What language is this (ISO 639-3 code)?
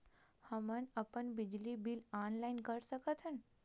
hne